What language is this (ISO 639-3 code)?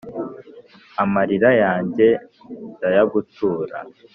kin